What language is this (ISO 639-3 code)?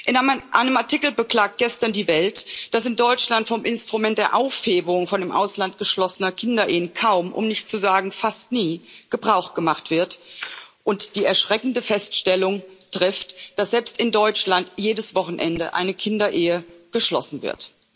deu